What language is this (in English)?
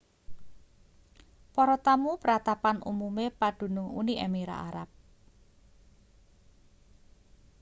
Javanese